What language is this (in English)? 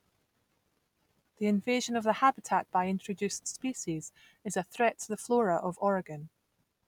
English